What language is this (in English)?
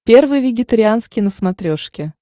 Russian